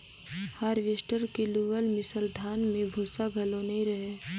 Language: Chhattisgarhi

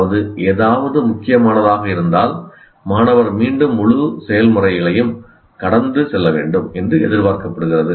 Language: Tamil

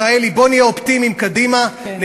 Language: Hebrew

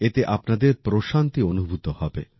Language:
Bangla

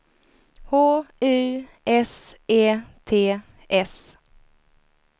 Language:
Swedish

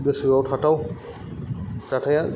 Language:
Bodo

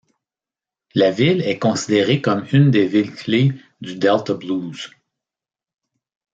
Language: French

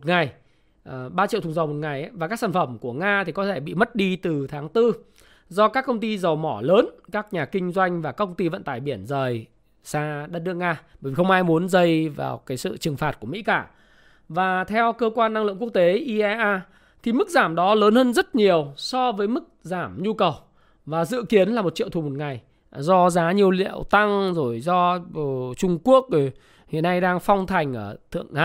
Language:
Vietnamese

